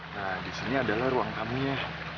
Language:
Indonesian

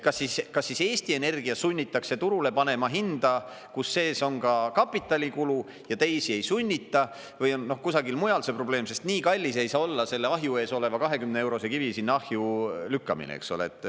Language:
Estonian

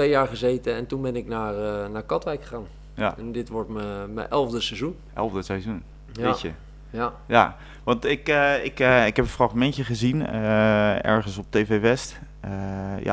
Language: Dutch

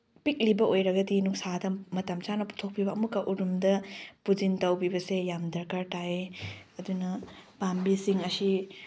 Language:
Manipuri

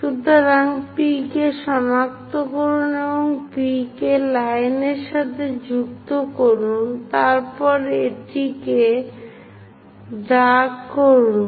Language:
Bangla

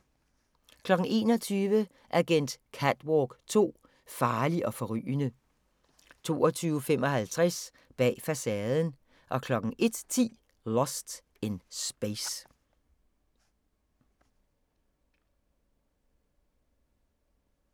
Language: Danish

